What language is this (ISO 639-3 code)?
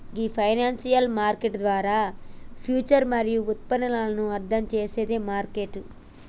tel